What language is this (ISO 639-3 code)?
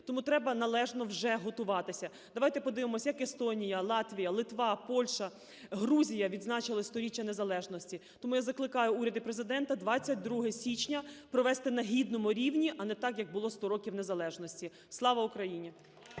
ukr